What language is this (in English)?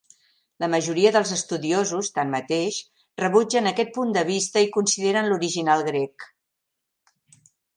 Catalan